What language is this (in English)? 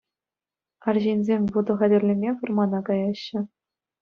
Chuvash